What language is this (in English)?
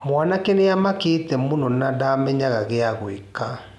Kikuyu